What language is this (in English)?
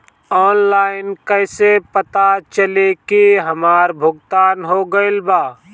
Bhojpuri